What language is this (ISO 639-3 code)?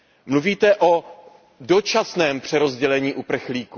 ces